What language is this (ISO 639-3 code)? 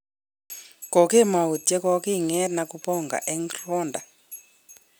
kln